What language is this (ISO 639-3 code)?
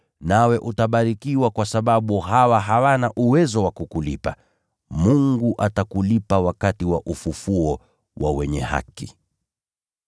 swa